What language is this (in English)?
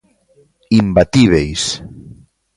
Galician